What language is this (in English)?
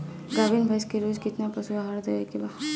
Bhojpuri